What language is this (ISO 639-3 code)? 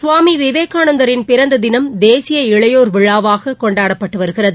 tam